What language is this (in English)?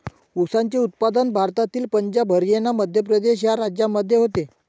Marathi